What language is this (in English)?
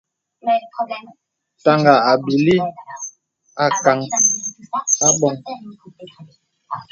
Bebele